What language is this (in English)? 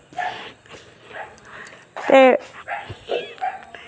Dogri